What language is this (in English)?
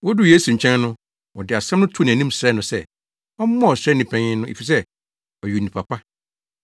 Akan